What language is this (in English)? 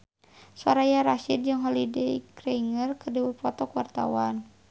Sundanese